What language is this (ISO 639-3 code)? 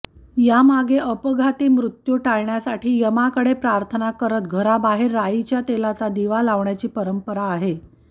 mar